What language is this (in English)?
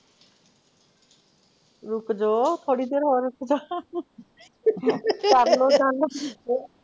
Punjabi